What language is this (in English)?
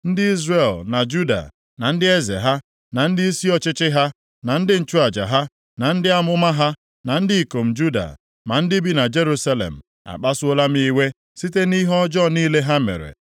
Igbo